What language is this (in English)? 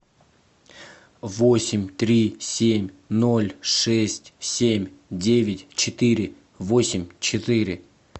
Russian